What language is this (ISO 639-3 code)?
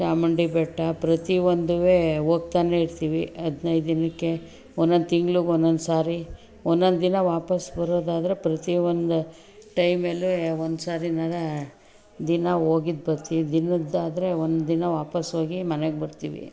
kan